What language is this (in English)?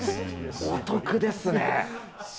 Japanese